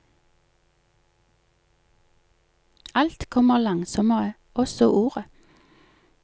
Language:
Norwegian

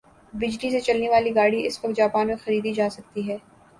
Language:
Urdu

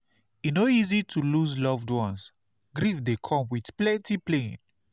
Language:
Nigerian Pidgin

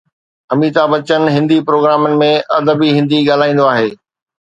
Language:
Sindhi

